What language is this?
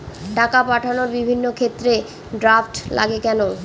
Bangla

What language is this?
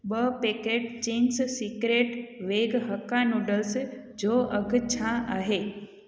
Sindhi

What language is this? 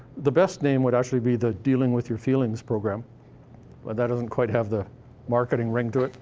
English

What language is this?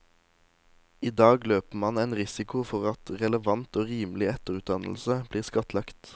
Norwegian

